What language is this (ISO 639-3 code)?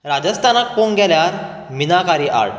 kok